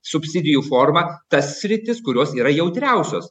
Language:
Lithuanian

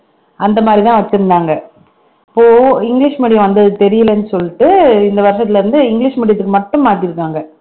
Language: Tamil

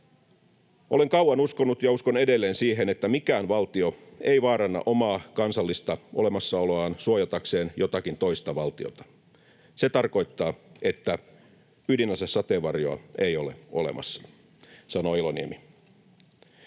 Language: Finnish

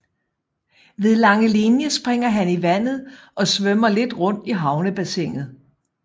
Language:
Danish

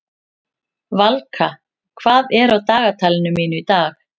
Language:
Icelandic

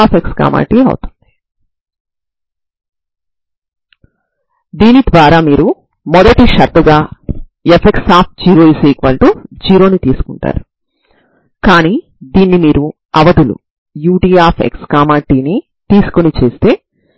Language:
Telugu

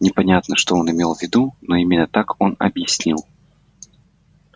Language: Russian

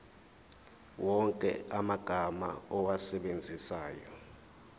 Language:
Zulu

